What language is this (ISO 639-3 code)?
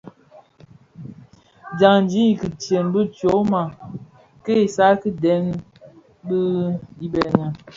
ksf